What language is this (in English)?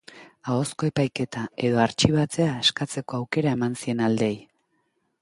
Basque